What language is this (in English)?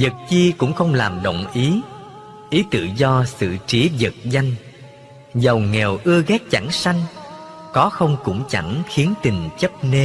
Vietnamese